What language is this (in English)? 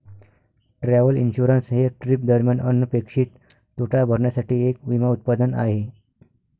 Marathi